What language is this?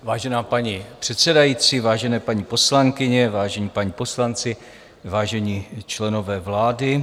Czech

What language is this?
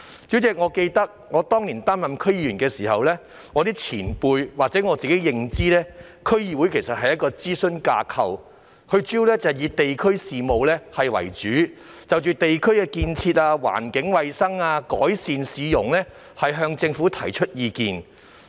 Cantonese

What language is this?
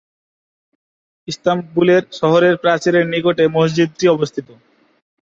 Bangla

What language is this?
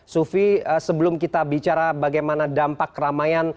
Indonesian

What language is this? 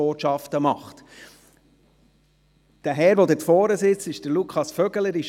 Swiss German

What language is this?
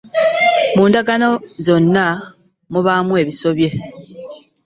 Ganda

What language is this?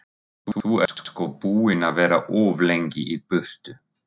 Icelandic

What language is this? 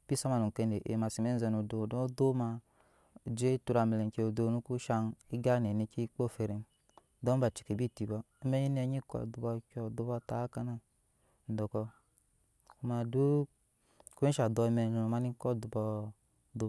Nyankpa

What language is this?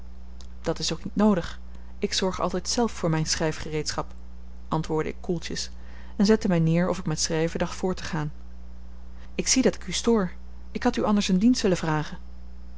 Dutch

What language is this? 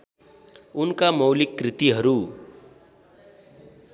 Nepali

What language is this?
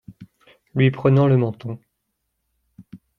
French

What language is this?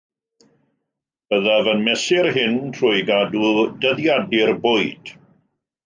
Welsh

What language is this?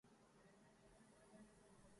Urdu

